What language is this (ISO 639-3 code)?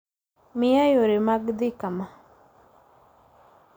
luo